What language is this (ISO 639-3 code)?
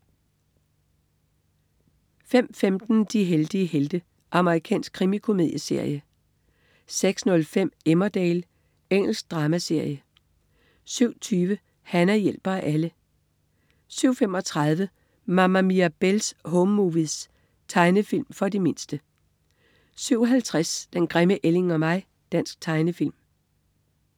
dan